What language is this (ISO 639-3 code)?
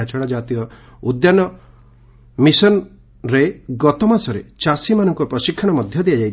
ori